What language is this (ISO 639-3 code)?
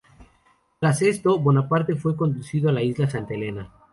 spa